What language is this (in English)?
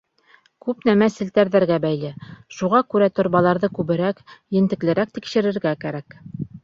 Bashkir